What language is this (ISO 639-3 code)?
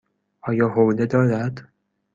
fas